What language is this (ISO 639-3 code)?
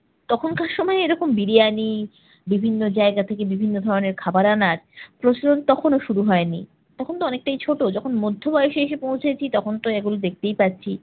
ben